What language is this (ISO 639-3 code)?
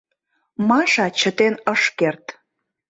chm